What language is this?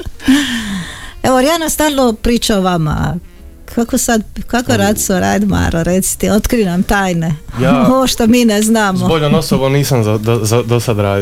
Croatian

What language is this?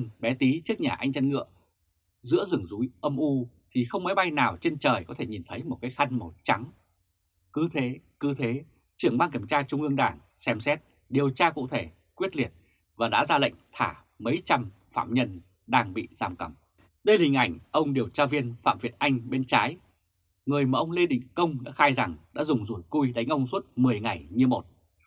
Vietnamese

